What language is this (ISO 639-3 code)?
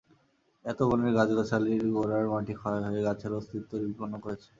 ben